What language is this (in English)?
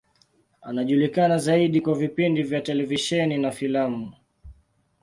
Swahili